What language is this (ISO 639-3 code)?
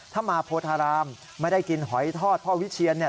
tha